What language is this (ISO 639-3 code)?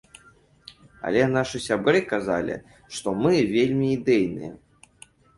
bel